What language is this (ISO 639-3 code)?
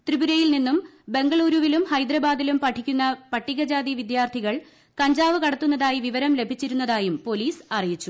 mal